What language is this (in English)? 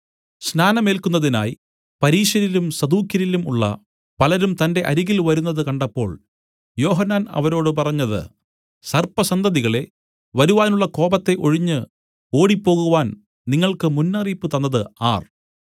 Malayalam